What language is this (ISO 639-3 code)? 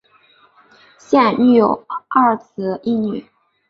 zho